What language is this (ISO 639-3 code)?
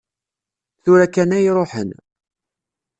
kab